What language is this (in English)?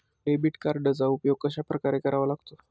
Marathi